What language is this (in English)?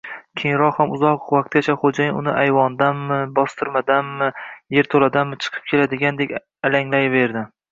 Uzbek